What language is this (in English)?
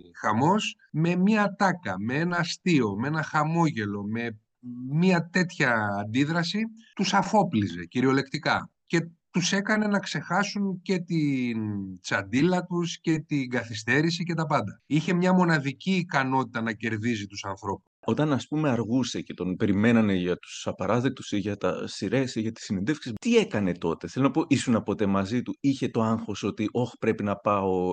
Greek